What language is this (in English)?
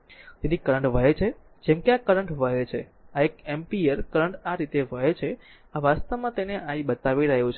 Gujarati